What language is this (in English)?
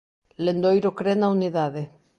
Galician